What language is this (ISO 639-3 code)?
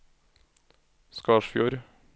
nor